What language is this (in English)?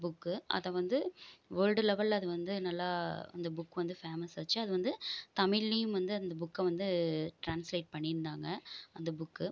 Tamil